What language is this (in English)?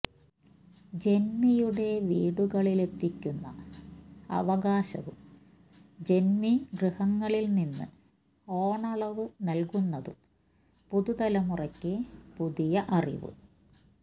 Malayalam